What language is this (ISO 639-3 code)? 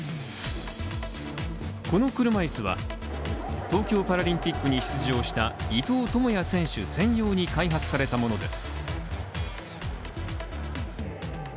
jpn